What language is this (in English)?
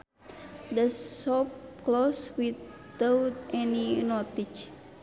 Sundanese